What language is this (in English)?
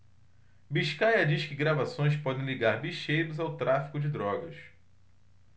Portuguese